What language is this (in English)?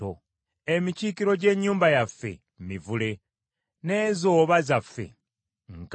Ganda